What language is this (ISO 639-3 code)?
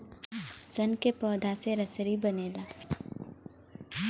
bho